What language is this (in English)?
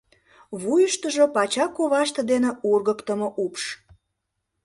Mari